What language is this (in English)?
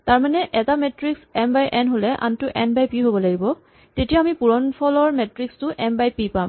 Assamese